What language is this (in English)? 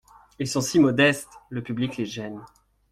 French